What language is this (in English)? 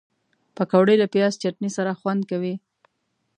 Pashto